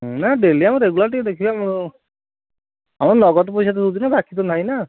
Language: Odia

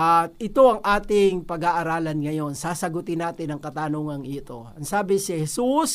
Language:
Filipino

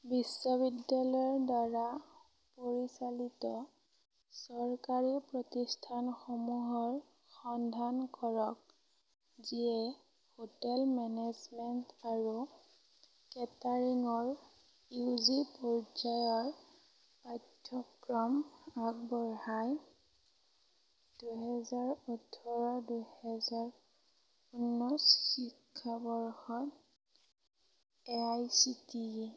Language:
Assamese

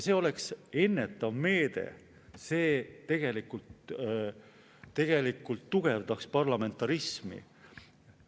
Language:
Estonian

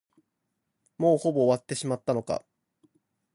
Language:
Japanese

